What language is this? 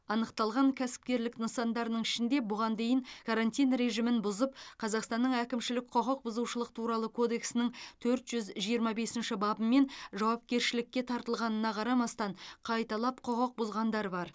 Kazakh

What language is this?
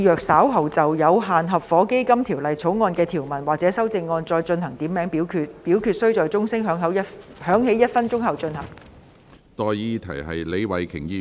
Cantonese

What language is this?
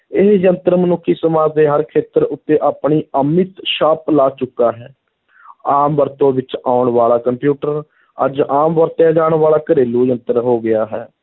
Punjabi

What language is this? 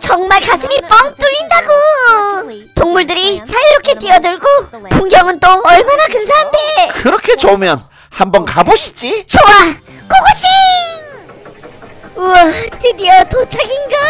Korean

